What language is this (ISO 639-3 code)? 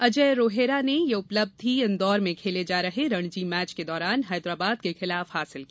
hin